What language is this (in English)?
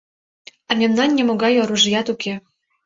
Mari